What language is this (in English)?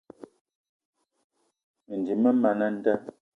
Eton (Cameroon)